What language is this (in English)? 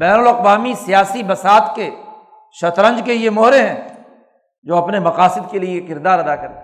Urdu